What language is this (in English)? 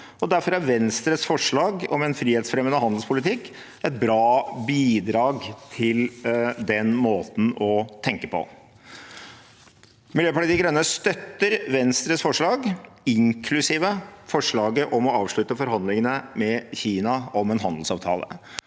Norwegian